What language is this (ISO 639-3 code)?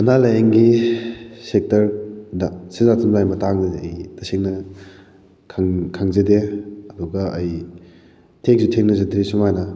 mni